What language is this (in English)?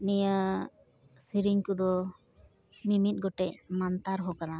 Santali